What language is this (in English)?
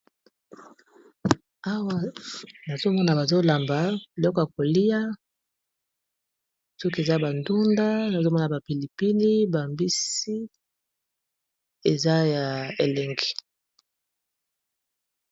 Lingala